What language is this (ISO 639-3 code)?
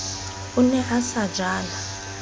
sot